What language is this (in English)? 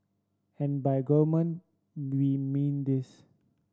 English